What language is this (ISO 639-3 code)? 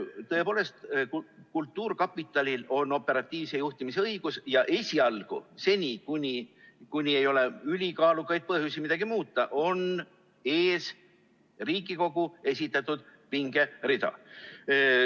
est